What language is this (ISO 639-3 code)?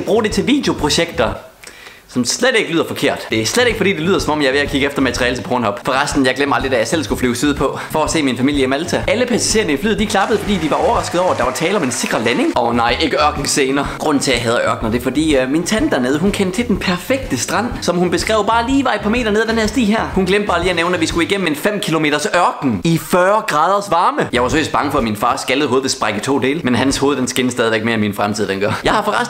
dan